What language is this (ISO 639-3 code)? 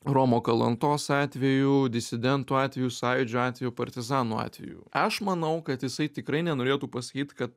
lit